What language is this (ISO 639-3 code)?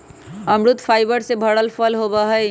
mag